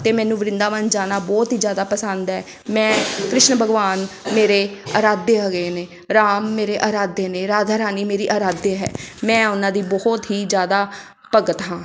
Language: Punjabi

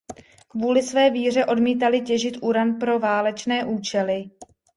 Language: Czech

